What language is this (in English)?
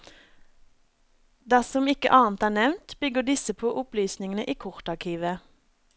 Norwegian